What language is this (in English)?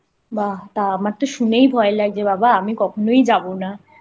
Bangla